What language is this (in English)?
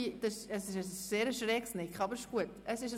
Swiss German